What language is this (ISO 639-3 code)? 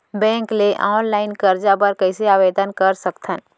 hne